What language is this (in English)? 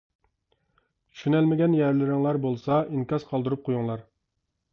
Uyghur